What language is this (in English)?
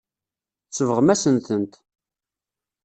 Kabyle